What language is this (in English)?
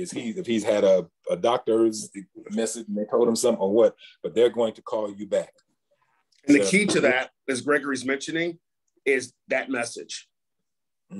English